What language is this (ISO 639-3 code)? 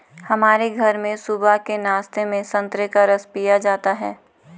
hin